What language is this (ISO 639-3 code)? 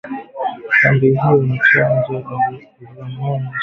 swa